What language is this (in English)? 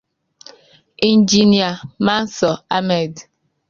Igbo